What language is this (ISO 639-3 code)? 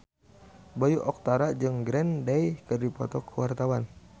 sun